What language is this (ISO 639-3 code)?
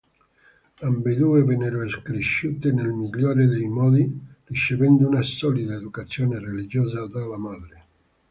ita